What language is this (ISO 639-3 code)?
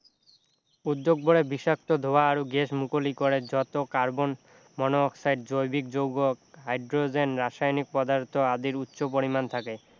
asm